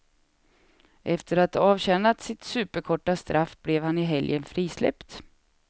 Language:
Swedish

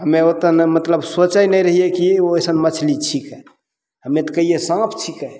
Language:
Maithili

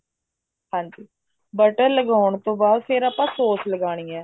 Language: Punjabi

